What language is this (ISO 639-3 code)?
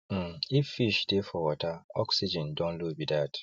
pcm